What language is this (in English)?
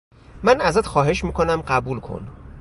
Persian